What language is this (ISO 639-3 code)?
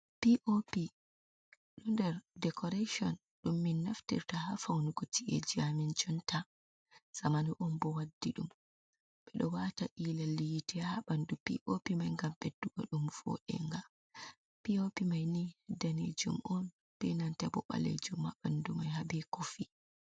ful